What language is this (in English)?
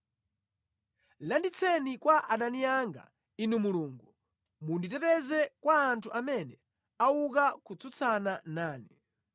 Nyanja